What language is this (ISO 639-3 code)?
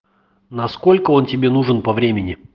rus